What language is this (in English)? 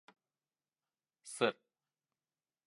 Bashkir